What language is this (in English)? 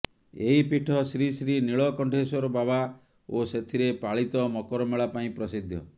Odia